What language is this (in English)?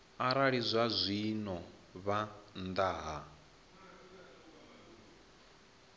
Venda